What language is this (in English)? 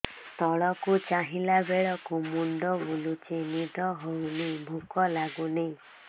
Odia